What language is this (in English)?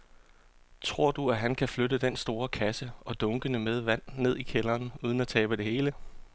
Danish